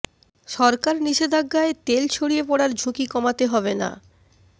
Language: Bangla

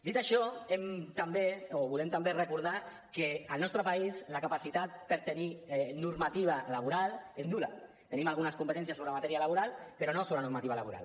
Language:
Catalan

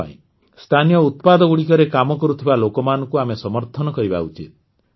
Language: Odia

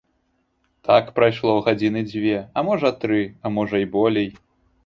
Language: Belarusian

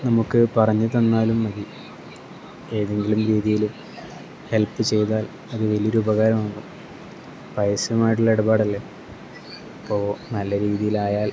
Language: Malayalam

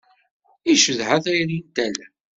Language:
Kabyle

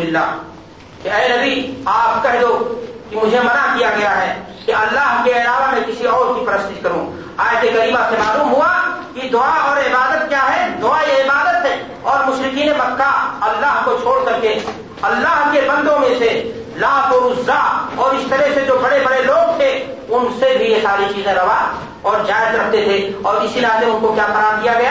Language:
Urdu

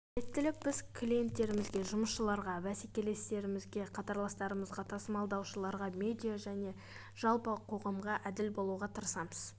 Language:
Kazakh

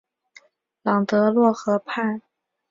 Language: Chinese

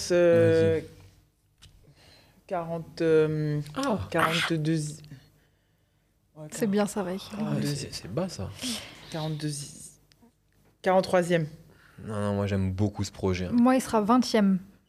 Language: French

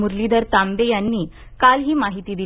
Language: Marathi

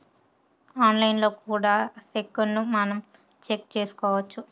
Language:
Telugu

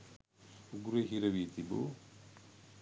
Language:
Sinhala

